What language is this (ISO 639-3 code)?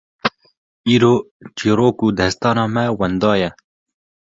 kur